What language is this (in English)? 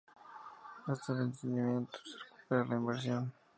Spanish